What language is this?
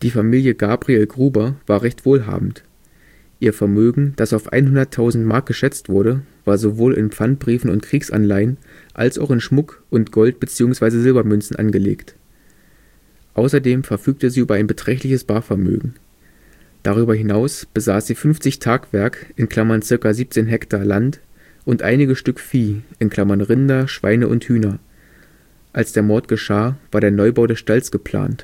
German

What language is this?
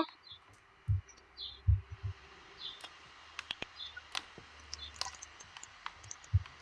Italian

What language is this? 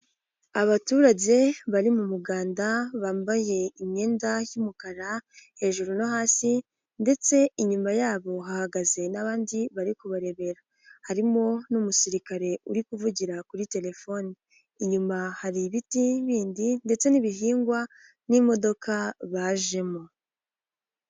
Kinyarwanda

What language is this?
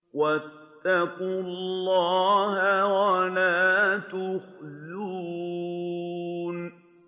Arabic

